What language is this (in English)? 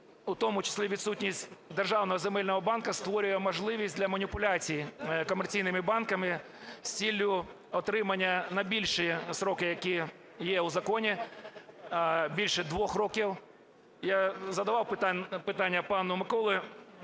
Ukrainian